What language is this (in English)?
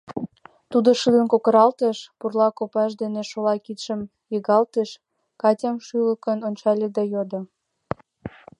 Mari